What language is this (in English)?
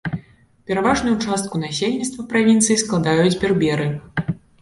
Belarusian